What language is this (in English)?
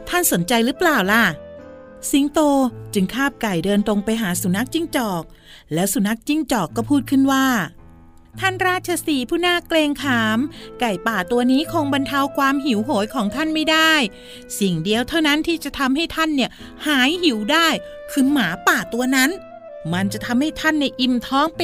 Thai